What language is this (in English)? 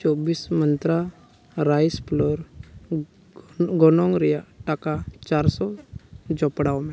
Santali